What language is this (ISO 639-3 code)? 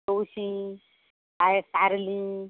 kok